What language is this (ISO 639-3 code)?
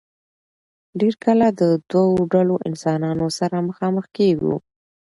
pus